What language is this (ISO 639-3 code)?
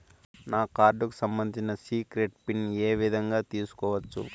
tel